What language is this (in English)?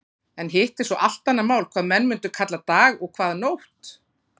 Icelandic